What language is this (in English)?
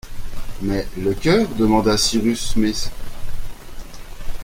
French